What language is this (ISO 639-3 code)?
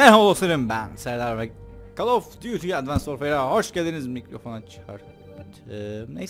tur